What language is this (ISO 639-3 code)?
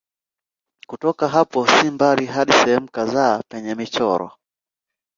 swa